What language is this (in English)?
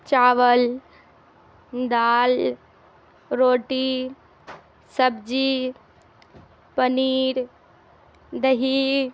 Urdu